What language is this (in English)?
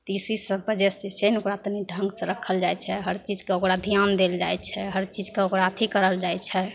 Maithili